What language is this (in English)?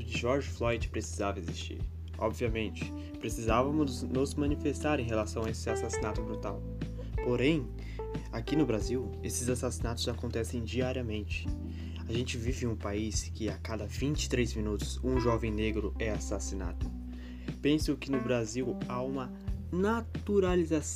Portuguese